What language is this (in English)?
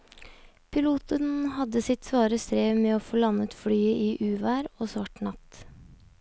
Norwegian